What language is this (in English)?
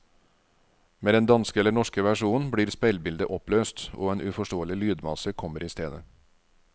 Norwegian